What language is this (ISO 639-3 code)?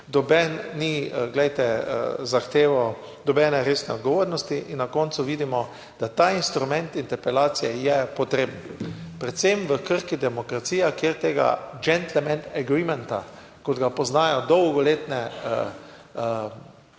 slv